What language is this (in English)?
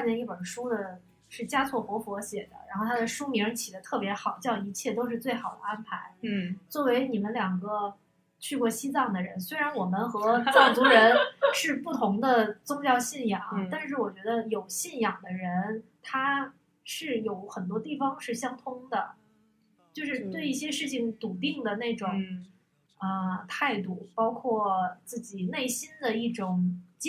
Chinese